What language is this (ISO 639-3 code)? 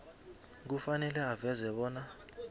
nbl